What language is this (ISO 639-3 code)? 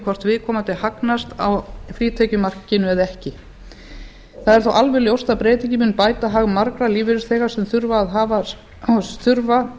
isl